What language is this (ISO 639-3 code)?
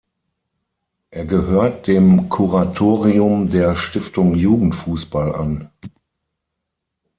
deu